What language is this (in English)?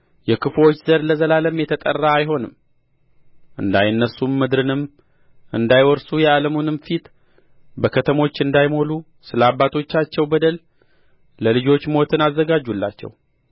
Amharic